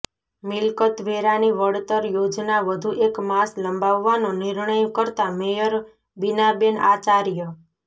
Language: Gujarati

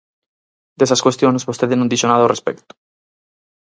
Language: Galician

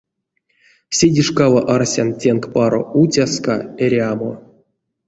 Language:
Erzya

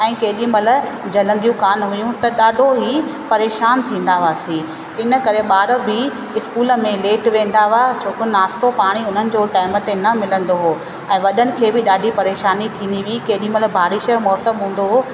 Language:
Sindhi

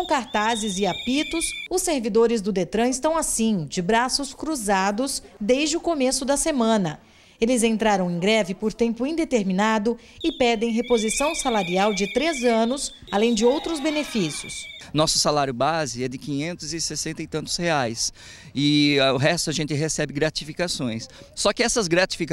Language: Portuguese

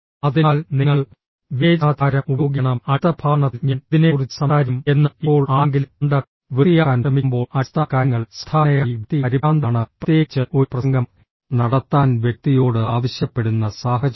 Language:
Malayalam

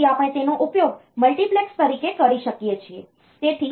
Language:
Gujarati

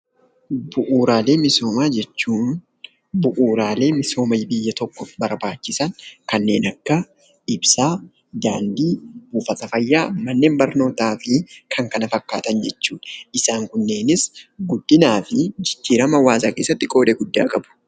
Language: Oromo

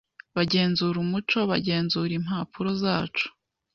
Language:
Kinyarwanda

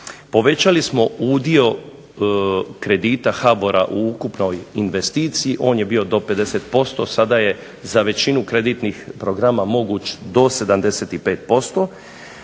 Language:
Croatian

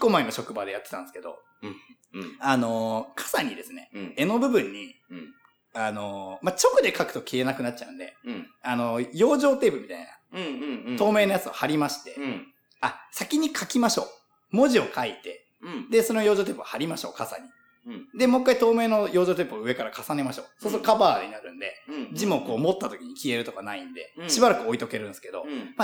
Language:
Japanese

